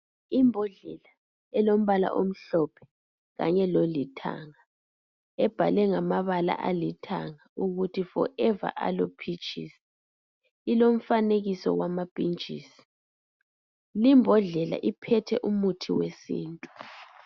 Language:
North Ndebele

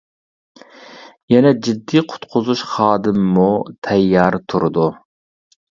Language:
Uyghur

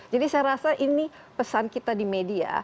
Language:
Indonesian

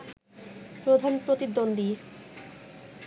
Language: Bangla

